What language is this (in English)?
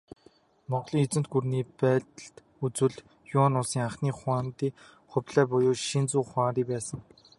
Mongolian